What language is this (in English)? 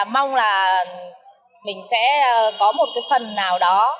Vietnamese